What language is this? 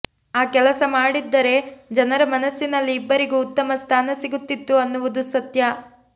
Kannada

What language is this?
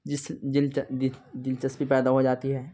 Urdu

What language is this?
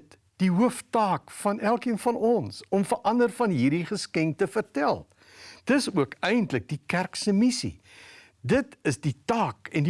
Dutch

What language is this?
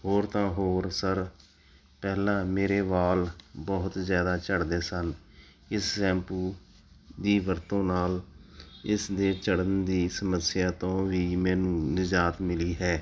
Punjabi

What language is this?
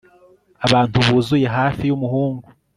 Kinyarwanda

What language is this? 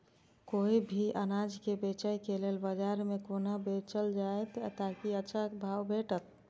Maithili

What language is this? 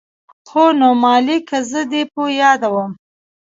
Pashto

